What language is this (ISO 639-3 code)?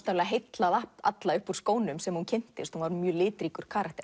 isl